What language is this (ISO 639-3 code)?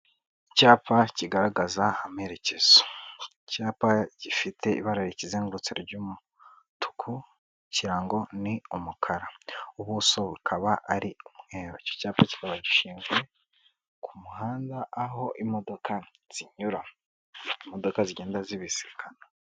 kin